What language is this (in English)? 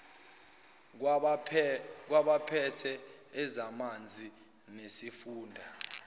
Zulu